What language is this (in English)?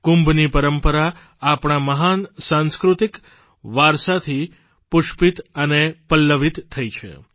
Gujarati